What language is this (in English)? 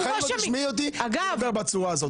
Hebrew